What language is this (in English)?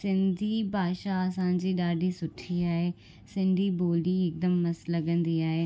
Sindhi